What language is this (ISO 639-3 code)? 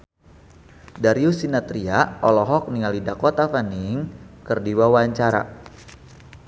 sun